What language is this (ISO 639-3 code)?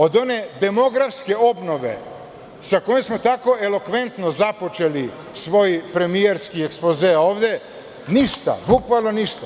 srp